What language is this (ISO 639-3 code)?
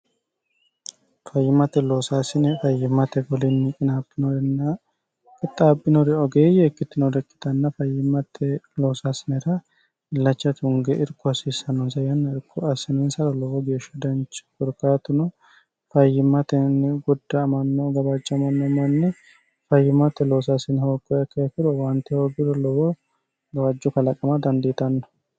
sid